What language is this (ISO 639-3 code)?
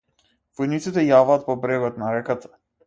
mkd